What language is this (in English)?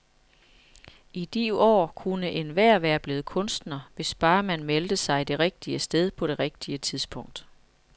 Danish